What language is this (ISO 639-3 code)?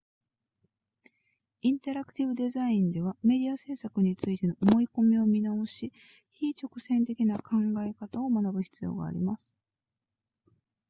jpn